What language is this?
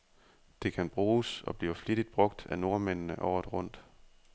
Danish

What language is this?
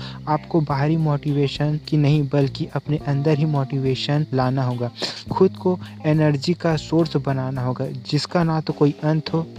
Hindi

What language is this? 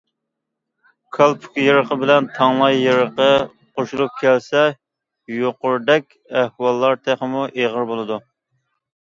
Uyghur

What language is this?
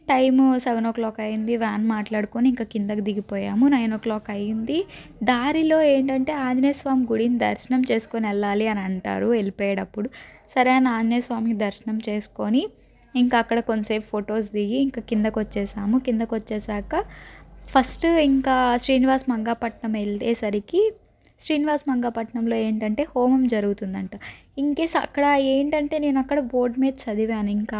Telugu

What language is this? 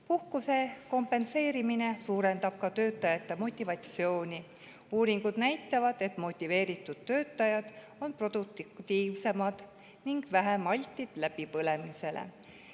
Estonian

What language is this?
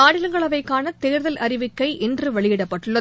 Tamil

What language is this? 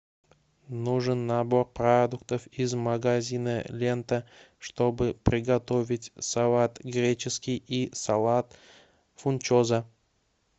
Russian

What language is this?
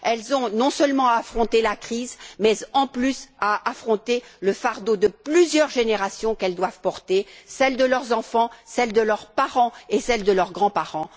French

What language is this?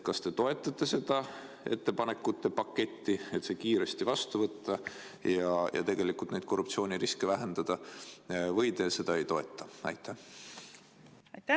Estonian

